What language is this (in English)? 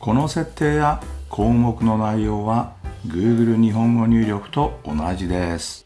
Japanese